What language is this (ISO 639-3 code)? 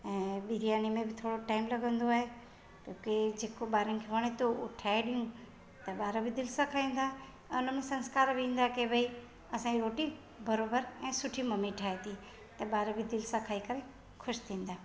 snd